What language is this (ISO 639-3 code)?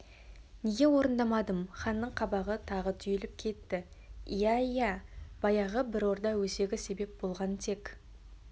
kaz